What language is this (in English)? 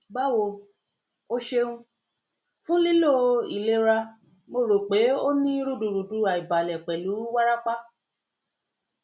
Yoruba